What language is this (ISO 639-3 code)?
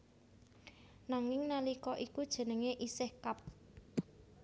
jav